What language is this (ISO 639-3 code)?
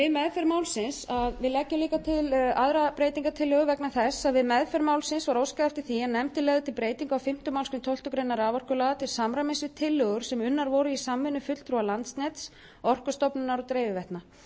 isl